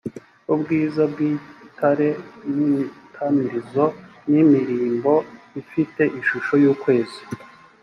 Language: Kinyarwanda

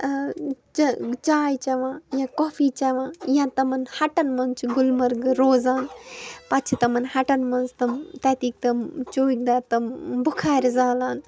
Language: Kashmiri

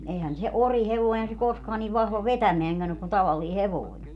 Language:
Finnish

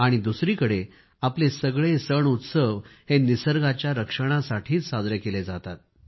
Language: Marathi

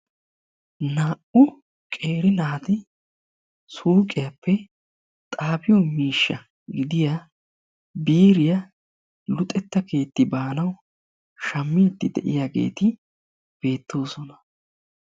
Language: Wolaytta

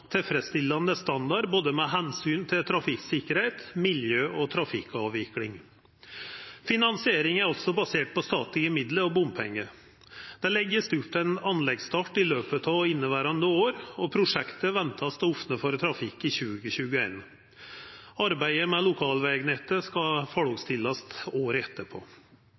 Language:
Norwegian Nynorsk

